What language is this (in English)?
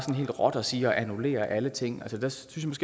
Danish